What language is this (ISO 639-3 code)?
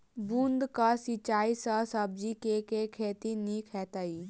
mai